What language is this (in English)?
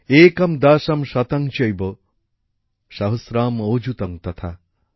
Bangla